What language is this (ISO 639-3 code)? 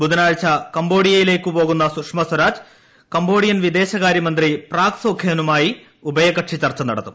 mal